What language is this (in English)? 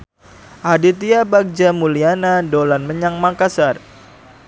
Javanese